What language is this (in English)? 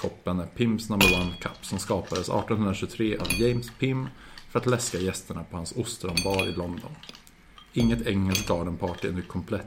Swedish